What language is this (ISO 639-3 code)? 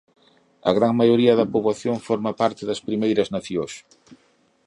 glg